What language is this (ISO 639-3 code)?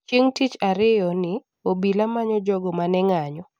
luo